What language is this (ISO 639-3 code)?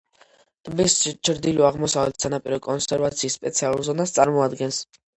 kat